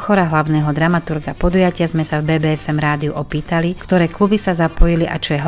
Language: Slovak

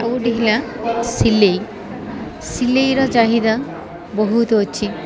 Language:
Odia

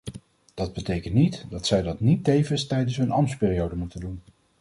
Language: Dutch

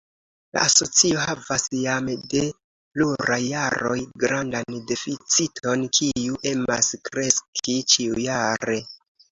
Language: Esperanto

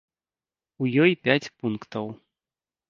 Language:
Belarusian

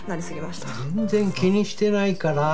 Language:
Japanese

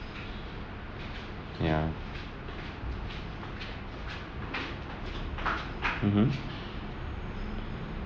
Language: English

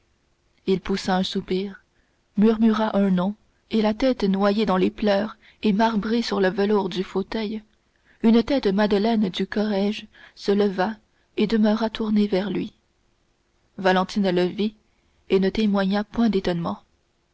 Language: French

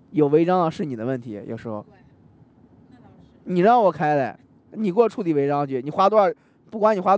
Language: Chinese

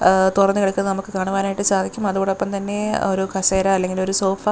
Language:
Malayalam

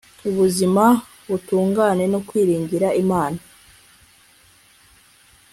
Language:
Kinyarwanda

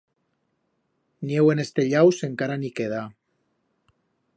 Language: Aragonese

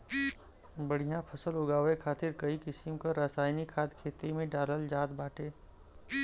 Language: Bhojpuri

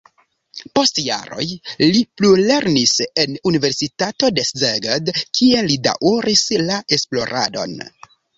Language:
Esperanto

